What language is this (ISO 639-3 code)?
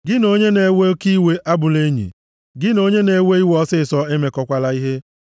ibo